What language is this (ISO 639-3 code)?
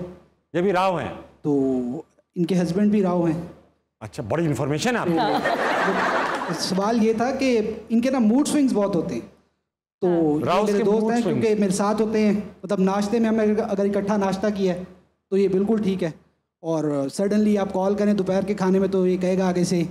hin